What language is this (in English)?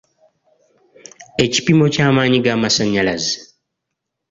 Ganda